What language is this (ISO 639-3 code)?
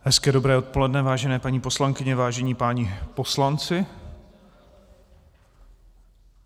ces